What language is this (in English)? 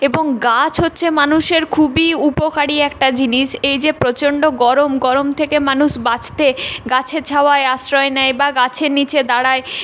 Bangla